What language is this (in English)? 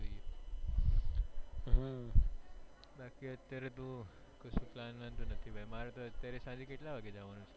Gujarati